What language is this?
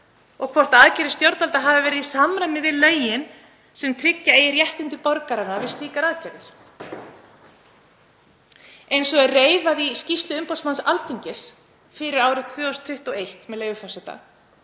Icelandic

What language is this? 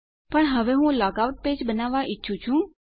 Gujarati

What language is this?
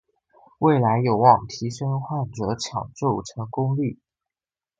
Chinese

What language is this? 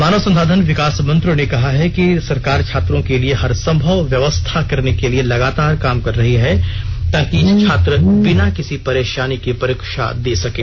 Hindi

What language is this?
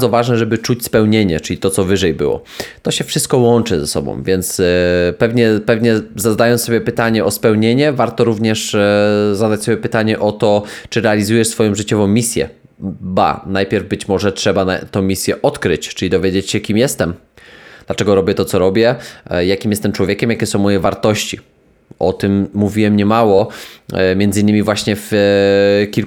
Polish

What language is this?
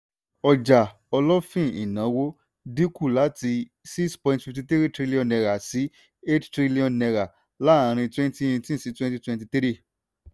Yoruba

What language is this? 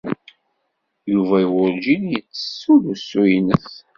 Kabyle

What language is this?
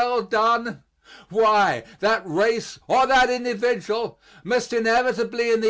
English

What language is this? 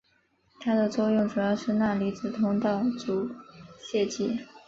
Chinese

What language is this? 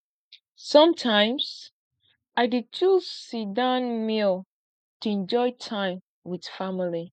Nigerian Pidgin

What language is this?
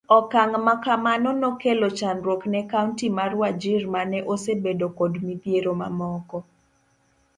Luo (Kenya and Tanzania)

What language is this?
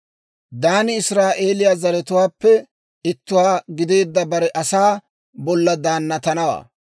Dawro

